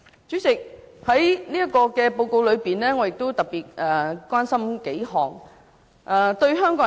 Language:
Cantonese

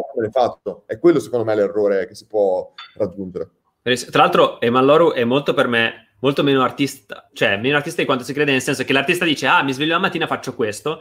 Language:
Italian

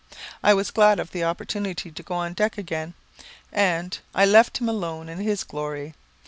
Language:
English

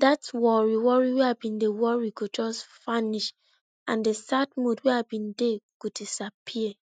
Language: Nigerian Pidgin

